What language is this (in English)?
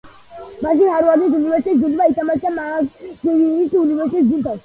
Georgian